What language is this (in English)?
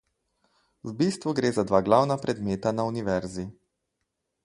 Slovenian